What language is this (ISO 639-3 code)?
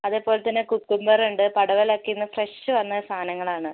mal